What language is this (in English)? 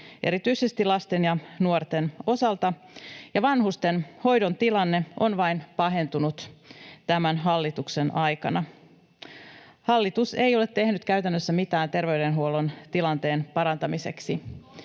Finnish